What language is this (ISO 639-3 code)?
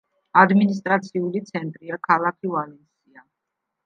kat